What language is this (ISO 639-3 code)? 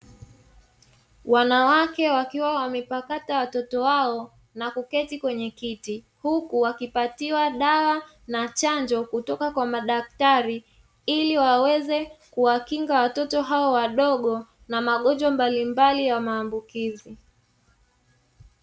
swa